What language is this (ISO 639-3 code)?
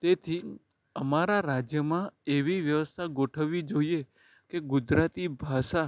guj